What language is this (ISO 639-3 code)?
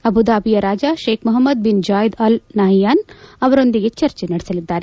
kan